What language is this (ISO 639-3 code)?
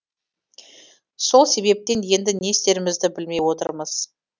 kaz